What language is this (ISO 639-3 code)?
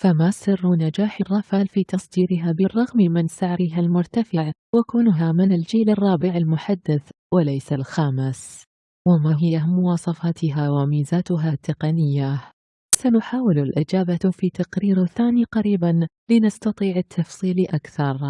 ara